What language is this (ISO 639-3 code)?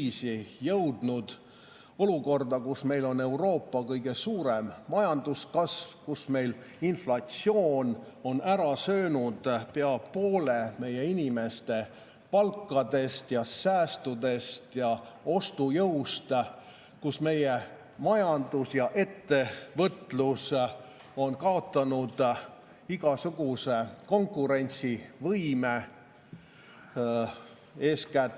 est